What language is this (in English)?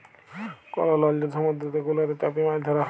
Bangla